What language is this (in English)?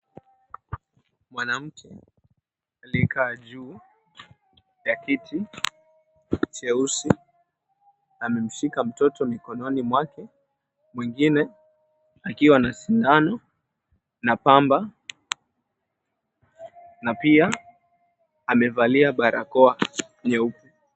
Swahili